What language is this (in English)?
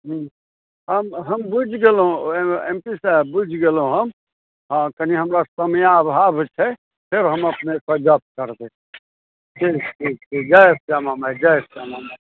Maithili